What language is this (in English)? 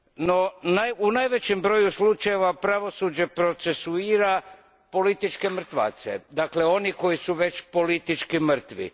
Croatian